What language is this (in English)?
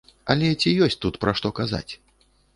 Belarusian